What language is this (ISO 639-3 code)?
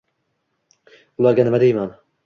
uzb